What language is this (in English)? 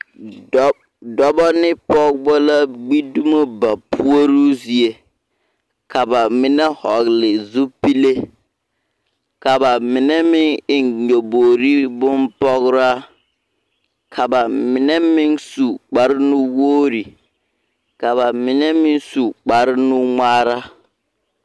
Southern Dagaare